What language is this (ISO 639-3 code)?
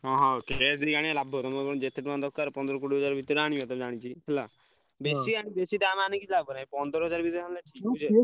ori